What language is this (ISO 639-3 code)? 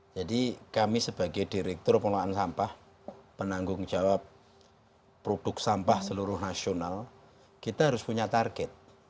ind